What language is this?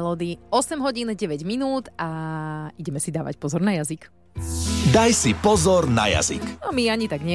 Slovak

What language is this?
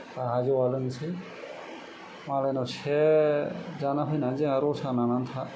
Bodo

